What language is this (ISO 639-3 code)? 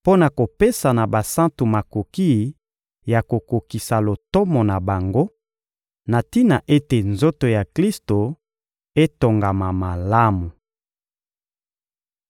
lin